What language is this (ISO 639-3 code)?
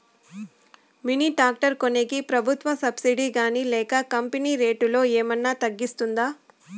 tel